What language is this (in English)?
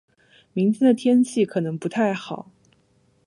Chinese